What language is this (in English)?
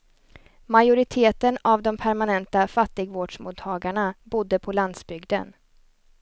Swedish